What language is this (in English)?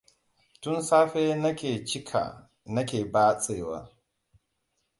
Hausa